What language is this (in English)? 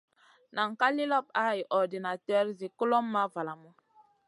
Masana